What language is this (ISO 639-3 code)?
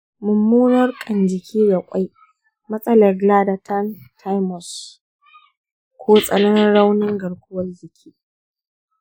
hau